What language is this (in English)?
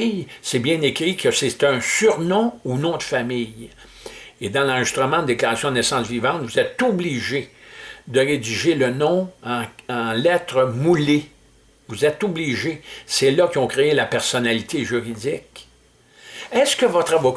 French